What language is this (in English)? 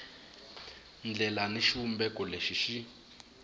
Tsonga